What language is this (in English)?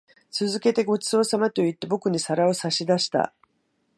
Japanese